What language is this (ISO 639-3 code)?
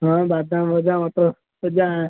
ori